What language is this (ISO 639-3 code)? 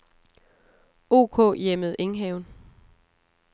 dan